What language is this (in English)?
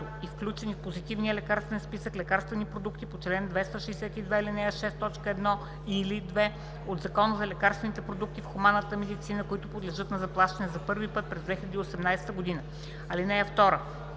Bulgarian